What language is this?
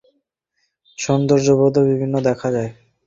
Bangla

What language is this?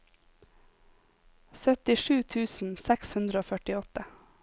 Norwegian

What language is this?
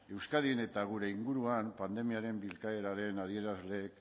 Basque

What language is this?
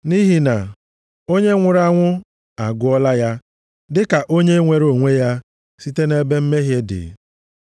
Igbo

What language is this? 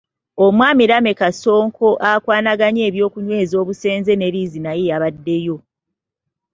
Ganda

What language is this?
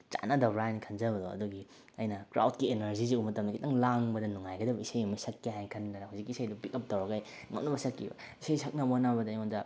Manipuri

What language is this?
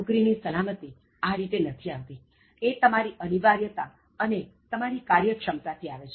Gujarati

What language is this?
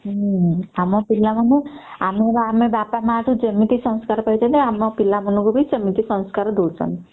Odia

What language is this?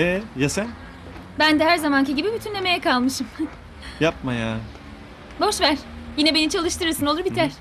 Turkish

